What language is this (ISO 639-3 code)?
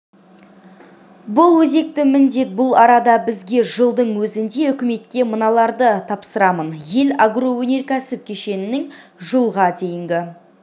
kaz